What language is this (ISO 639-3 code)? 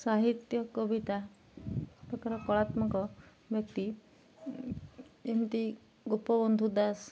ori